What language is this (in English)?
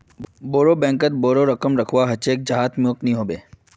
Magahi